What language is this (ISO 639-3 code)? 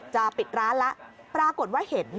tha